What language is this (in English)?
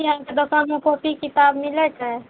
Maithili